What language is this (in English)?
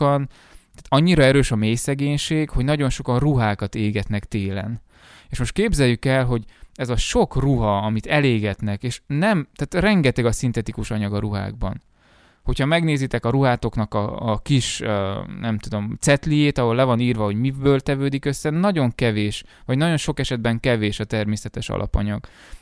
Hungarian